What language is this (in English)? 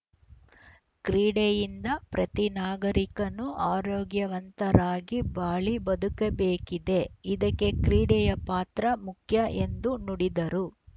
Kannada